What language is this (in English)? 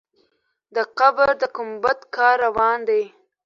Pashto